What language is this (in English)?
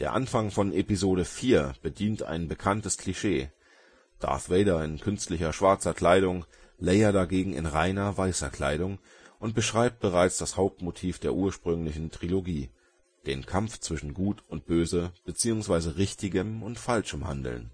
German